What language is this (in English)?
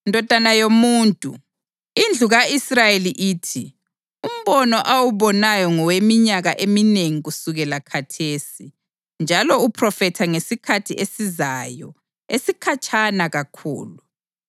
North Ndebele